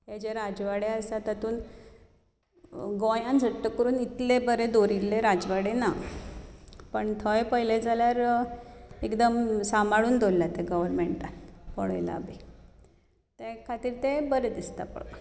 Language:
Konkani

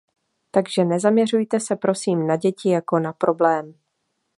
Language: Czech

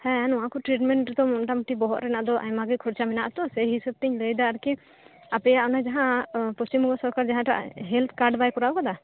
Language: Santali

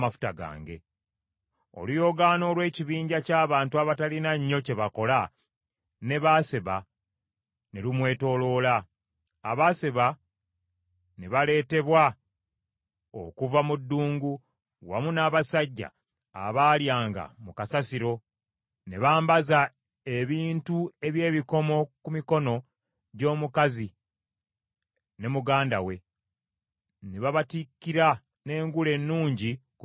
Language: Ganda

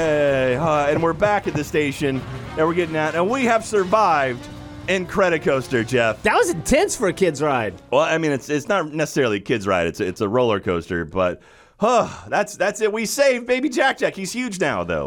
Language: English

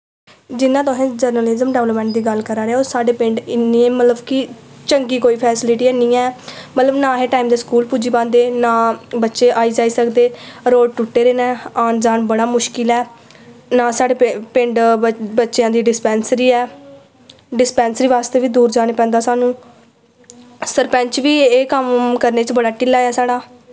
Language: Dogri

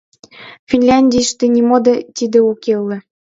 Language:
Mari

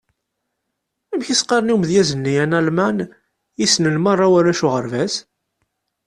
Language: Kabyle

